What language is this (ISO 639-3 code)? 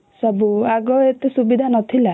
ori